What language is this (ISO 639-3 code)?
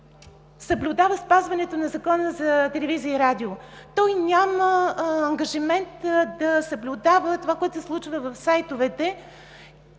bul